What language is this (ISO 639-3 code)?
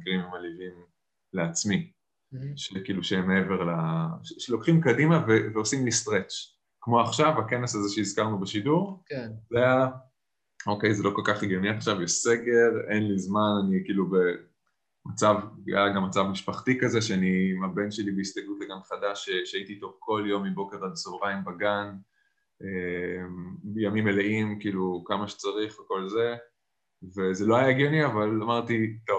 heb